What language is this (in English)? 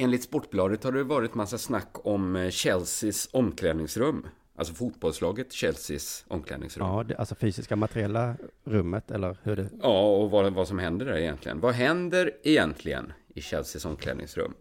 Swedish